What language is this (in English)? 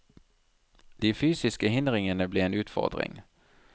Norwegian